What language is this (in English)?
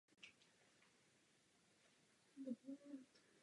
Czech